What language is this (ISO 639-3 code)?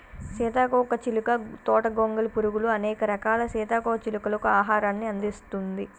tel